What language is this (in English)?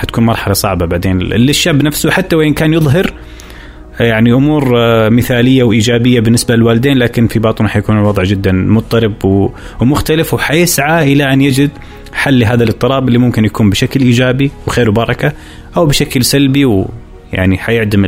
Arabic